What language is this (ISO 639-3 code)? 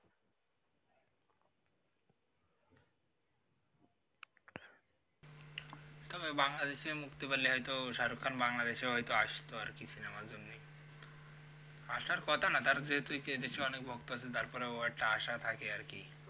ben